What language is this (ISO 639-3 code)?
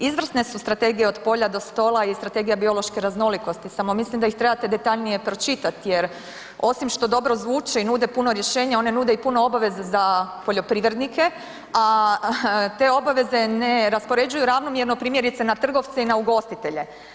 hrv